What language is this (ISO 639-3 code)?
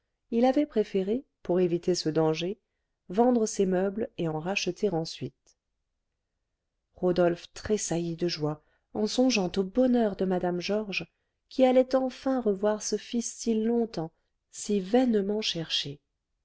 fra